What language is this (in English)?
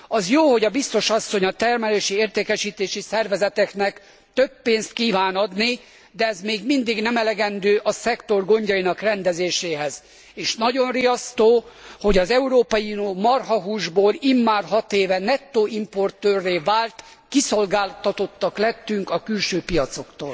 Hungarian